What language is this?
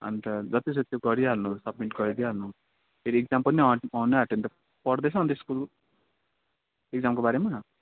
Nepali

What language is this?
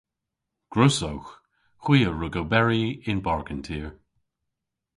Cornish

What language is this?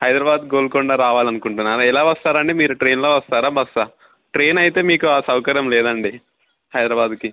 Telugu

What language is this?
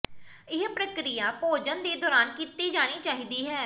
Punjabi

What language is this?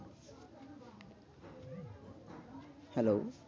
Bangla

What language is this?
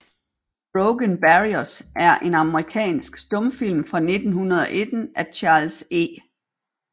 Danish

